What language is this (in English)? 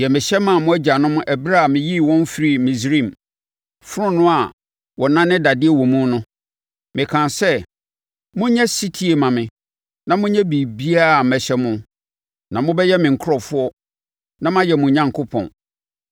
Akan